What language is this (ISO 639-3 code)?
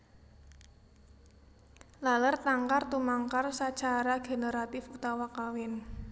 jav